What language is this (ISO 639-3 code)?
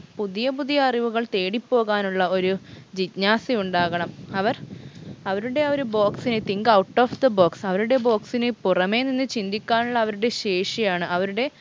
mal